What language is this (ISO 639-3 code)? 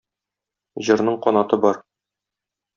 tat